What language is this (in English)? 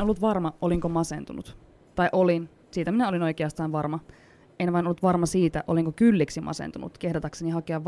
Finnish